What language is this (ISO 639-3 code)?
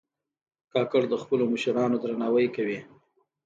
pus